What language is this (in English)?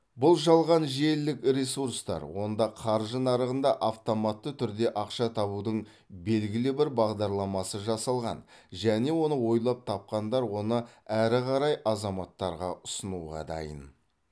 Kazakh